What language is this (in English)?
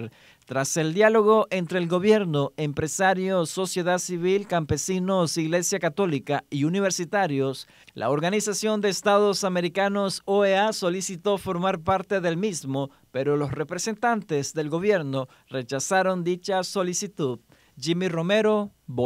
Spanish